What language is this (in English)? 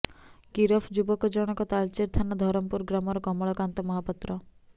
Odia